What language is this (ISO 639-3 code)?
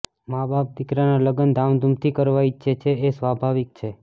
guj